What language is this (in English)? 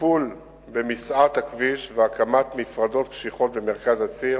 Hebrew